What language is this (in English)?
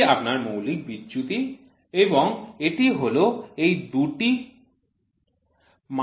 Bangla